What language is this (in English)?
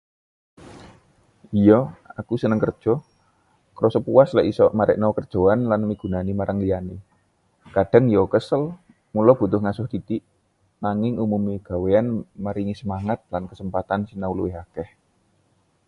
Javanese